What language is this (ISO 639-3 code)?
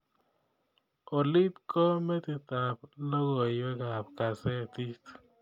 kln